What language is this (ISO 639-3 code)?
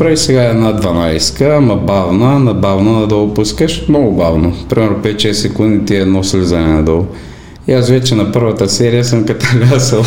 bul